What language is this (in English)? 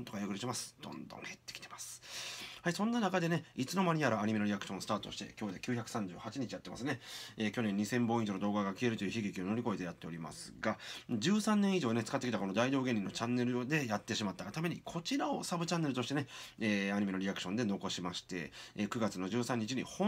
Japanese